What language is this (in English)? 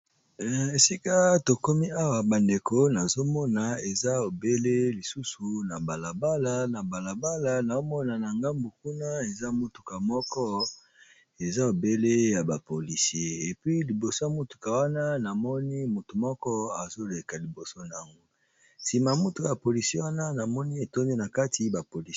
Lingala